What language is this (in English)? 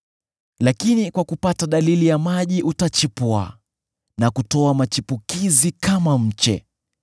Swahili